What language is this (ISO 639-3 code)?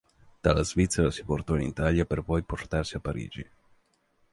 ita